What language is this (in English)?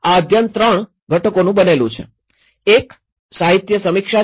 Gujarati